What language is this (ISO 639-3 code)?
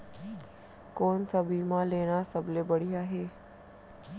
hne